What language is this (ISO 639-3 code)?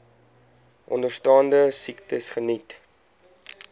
afr